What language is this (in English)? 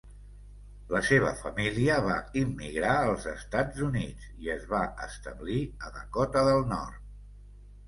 Catalan